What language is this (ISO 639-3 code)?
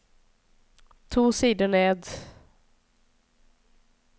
nor